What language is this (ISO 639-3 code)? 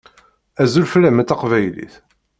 kab